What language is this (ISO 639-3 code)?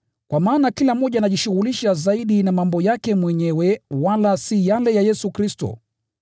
swa